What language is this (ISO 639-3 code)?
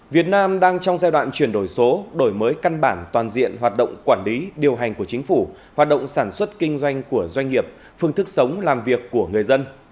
vie